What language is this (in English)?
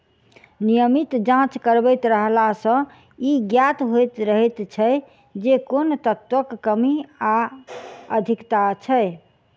Maithili